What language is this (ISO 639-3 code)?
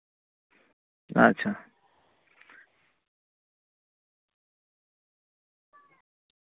sat